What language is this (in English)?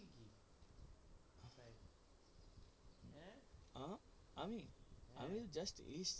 Bangla